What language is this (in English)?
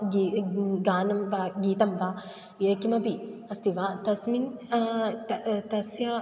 Sanskrit